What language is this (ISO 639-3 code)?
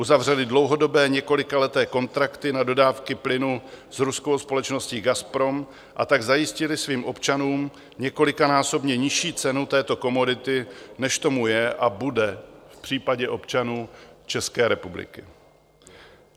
ces